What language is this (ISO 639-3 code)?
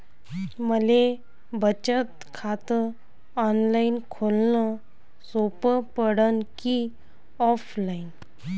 mar